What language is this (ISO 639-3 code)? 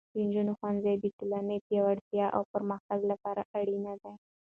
pus